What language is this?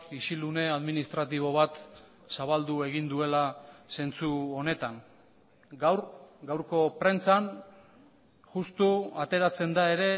Basque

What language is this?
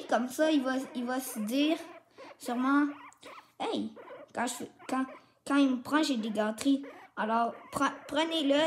French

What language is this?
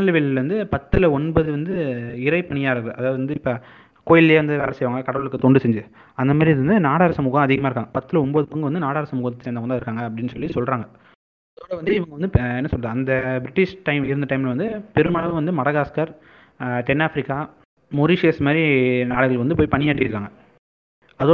Tamil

